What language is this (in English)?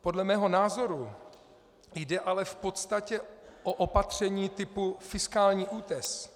Czech